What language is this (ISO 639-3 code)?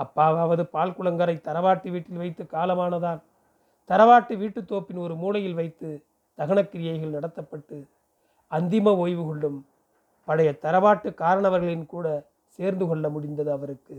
tam